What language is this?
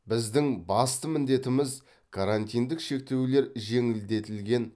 Kazakh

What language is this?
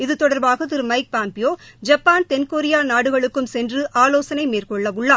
Tamil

